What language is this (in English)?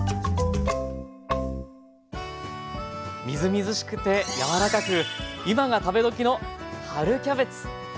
Japanese